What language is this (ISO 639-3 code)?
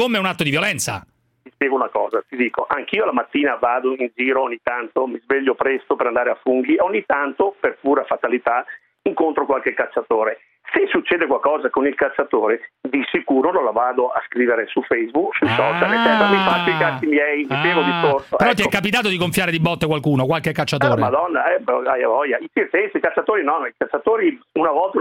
ita